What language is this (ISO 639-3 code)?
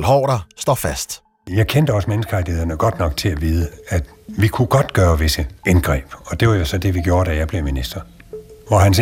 dan